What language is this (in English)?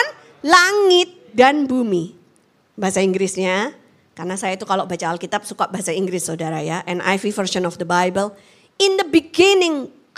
Indonesian